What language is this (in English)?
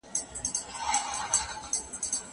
Pashto